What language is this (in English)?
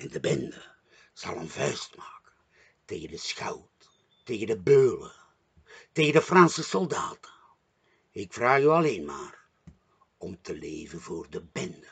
Dutch